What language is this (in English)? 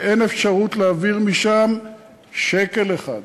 Hebrew